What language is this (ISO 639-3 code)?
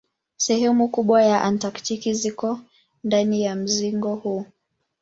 swa